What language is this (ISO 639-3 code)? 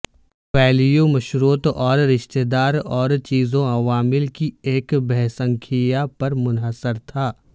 urd